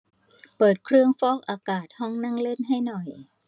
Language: Thai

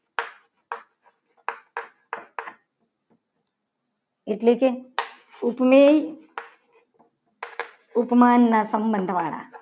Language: Gujarati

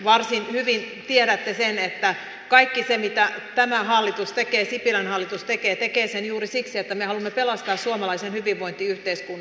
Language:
Finnish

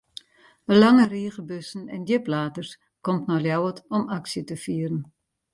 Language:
Western Frisian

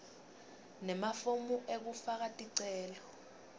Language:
Swati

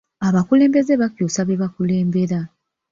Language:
Ganda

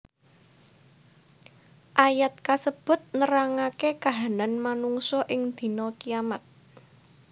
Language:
Javanese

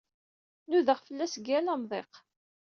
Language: Kabyle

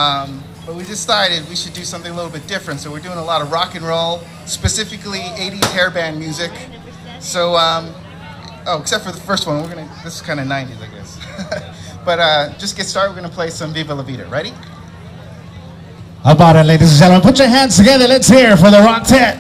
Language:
English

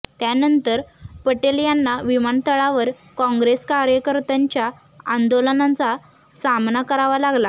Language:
Marathi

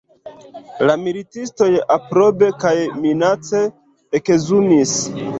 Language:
Esperanto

